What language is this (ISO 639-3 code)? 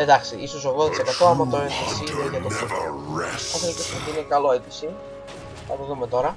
ell